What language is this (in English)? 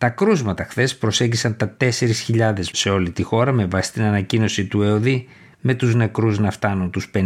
Greek